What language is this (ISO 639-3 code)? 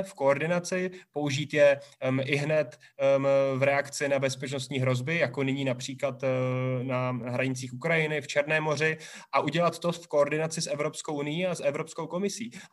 ces